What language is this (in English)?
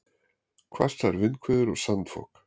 Icelandic